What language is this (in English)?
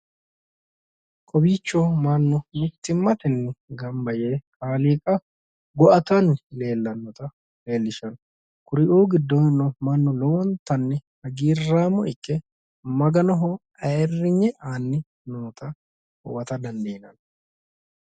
Sidamo